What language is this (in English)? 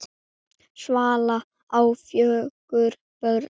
Icelandic